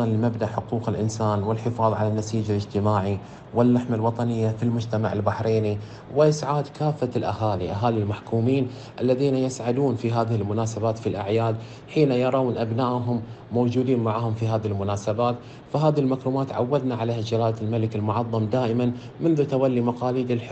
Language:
Arabic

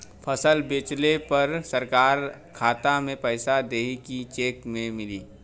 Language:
Bhojpuri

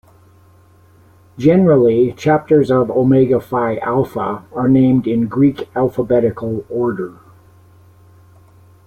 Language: English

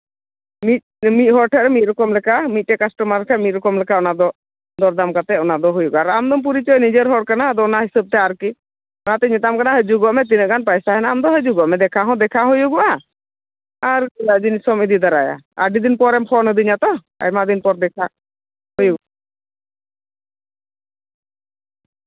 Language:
Santali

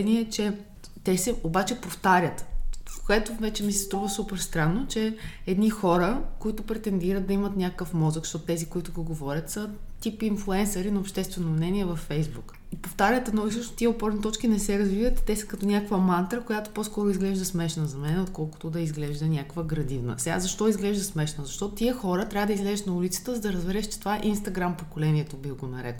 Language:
Bulgarian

